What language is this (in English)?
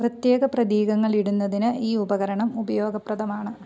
Malayalam